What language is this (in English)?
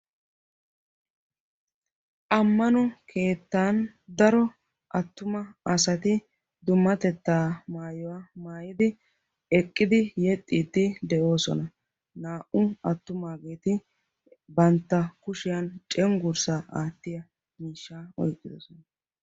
Wolaytta